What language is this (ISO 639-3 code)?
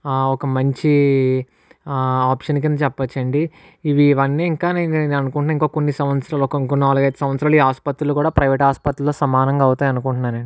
tel